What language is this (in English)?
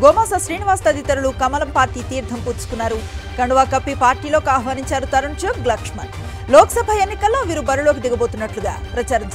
Telugu